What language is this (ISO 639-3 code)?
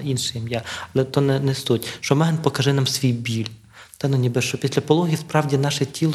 ukr